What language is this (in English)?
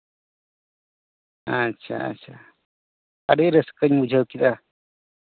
Santali